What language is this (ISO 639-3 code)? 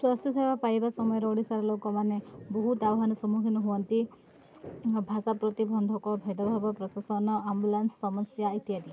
ori